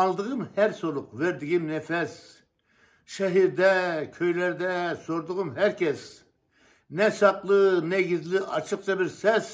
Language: Turkish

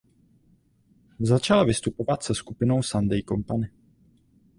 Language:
Czech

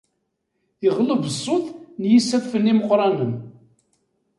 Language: Kabyle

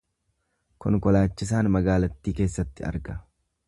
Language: Oromo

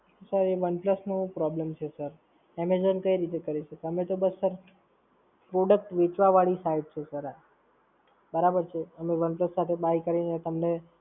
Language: Gujarati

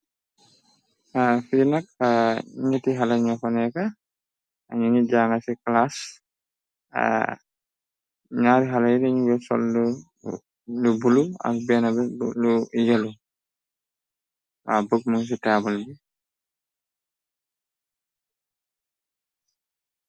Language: Wolof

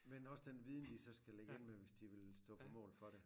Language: Danish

